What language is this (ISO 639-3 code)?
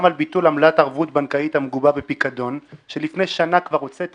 heb